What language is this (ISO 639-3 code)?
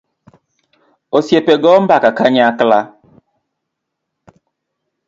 luo